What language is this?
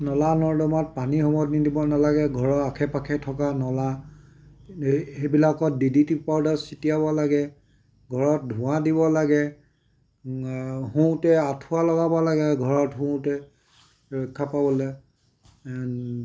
Assamese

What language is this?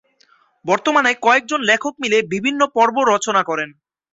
Bangla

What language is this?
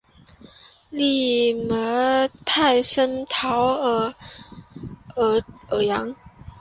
Chinese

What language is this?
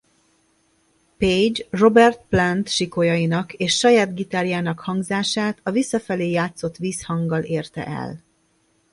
Hungarian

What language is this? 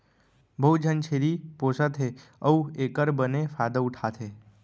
Chhattisgarhi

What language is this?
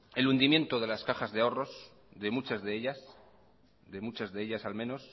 Spanish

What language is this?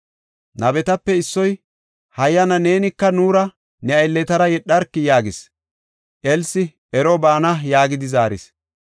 Gofa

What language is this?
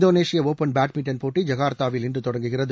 Tamil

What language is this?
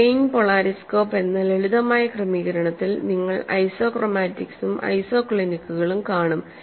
Malayalam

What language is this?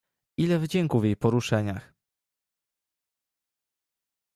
Polish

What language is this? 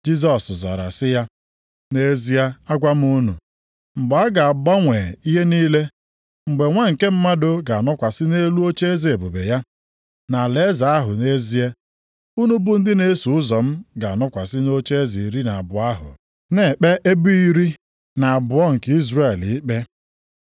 Igbo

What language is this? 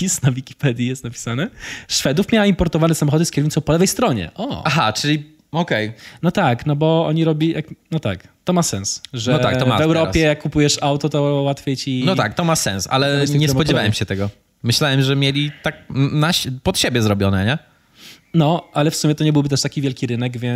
Polish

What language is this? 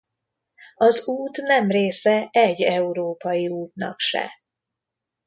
Hungarian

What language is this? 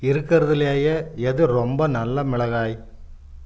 Tamil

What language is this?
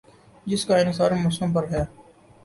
Urdu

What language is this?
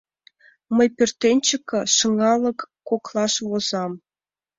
Mari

